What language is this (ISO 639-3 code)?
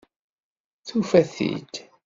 kab